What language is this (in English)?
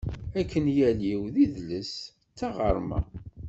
Kabyle